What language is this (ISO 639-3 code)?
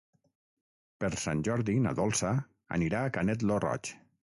cat